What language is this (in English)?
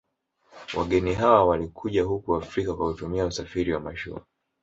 Swahili